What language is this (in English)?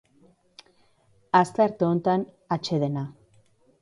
Basque